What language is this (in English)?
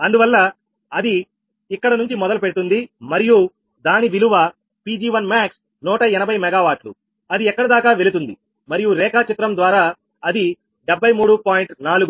Telugu